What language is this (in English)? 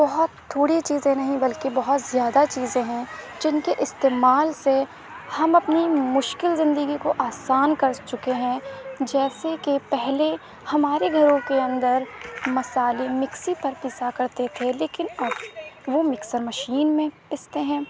Urdu